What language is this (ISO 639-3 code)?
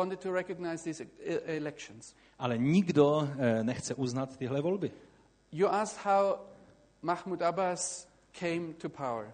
ces